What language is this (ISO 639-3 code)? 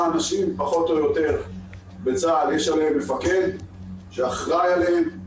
heb